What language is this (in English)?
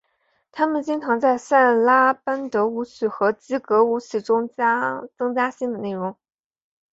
Chinese